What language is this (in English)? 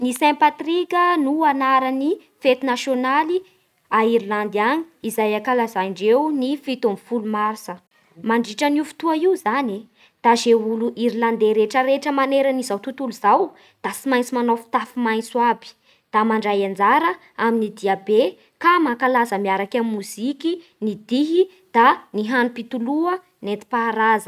Bara Malagasy